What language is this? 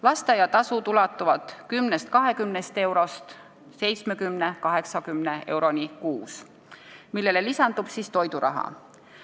Estonian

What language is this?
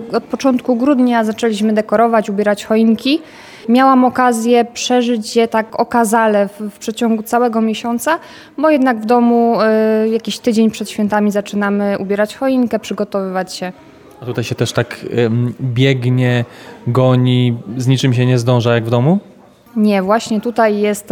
Polish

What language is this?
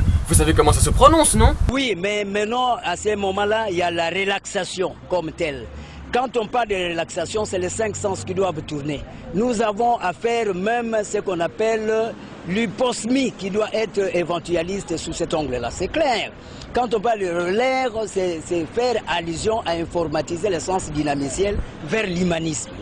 French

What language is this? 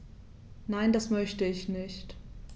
German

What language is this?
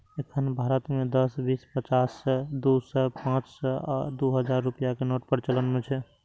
Maithili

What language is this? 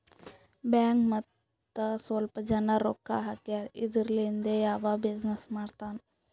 Kannada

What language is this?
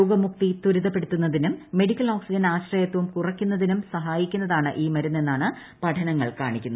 Malayalam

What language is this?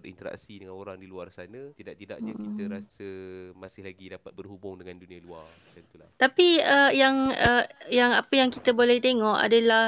Malay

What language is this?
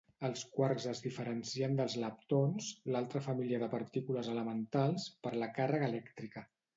Catalan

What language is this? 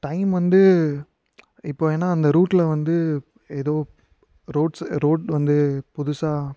Tamil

